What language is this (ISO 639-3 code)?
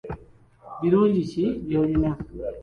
lug